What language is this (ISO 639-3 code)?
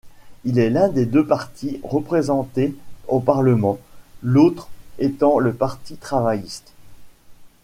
fra